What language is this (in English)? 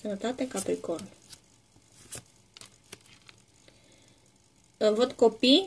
Romanian